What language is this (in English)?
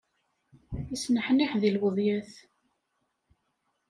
Kabyle